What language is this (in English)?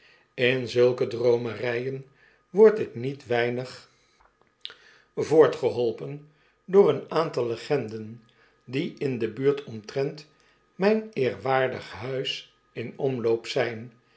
Dutch